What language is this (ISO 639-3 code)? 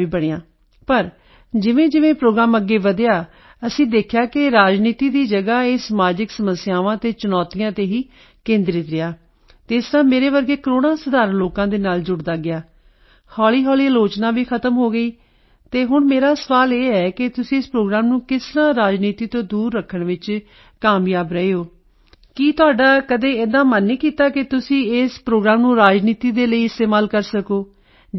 pan